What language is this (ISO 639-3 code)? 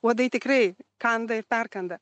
lit